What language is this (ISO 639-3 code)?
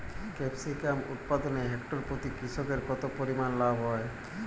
ben